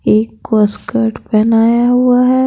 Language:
Hindi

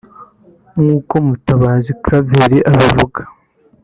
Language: Kinyarwanda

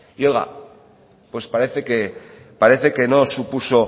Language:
Spanish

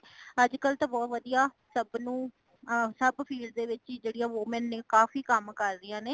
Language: Punjabi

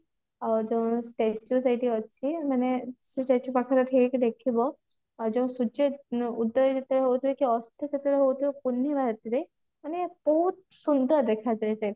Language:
Odia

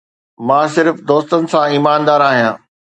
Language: Sindhi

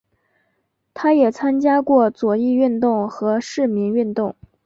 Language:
Chinese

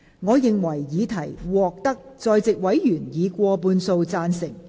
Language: Cantonese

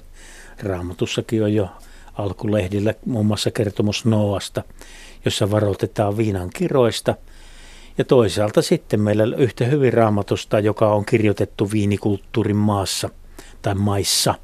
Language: Finnish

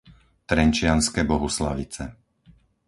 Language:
Slovak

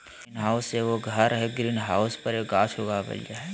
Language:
Magahi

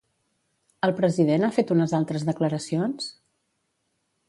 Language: Catalan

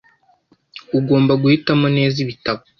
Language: Kinyarwanda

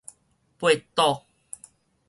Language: Min Nan Chinese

